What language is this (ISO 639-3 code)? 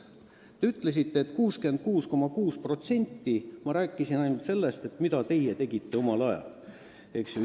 est